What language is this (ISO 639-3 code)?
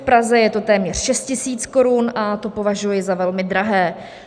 ces